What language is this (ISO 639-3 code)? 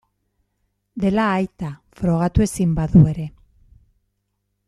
eus